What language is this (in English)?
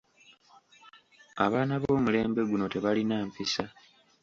Ganda